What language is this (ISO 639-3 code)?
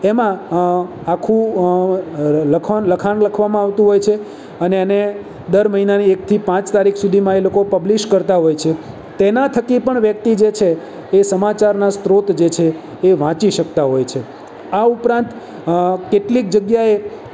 guj